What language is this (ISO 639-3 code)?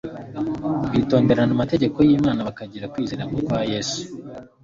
kin